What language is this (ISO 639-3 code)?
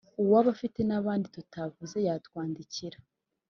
kin